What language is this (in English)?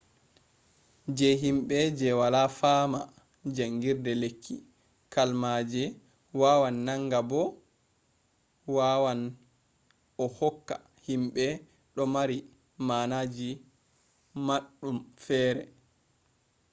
Fula